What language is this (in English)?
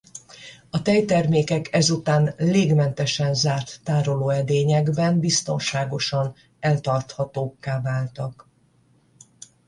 Hungarian